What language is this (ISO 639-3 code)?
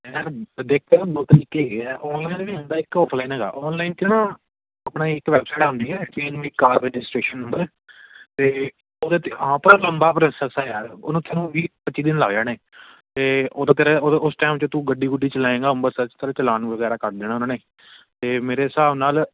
pan